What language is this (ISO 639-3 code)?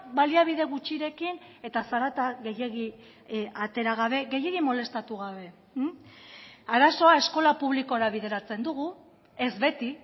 eus